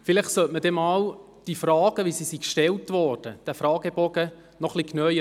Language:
Swiss German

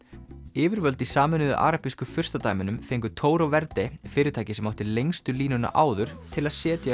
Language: Icelandic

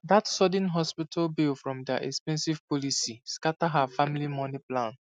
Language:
Nigerian Pidgin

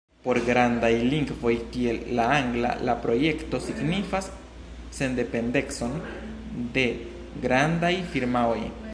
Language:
Esperanto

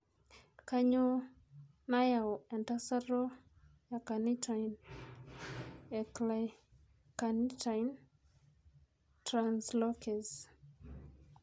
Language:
Masai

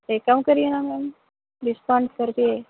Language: Urdu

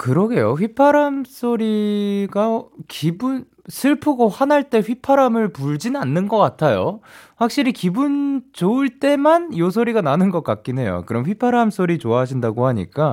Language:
Korean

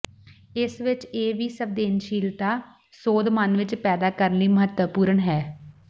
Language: Punjabi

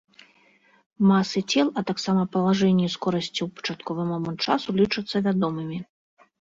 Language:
Belarusian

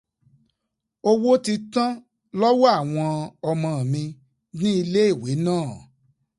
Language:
Yoruba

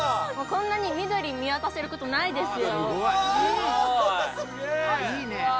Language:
Japanese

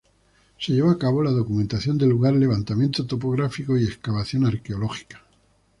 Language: Spanish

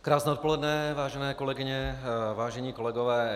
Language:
Czech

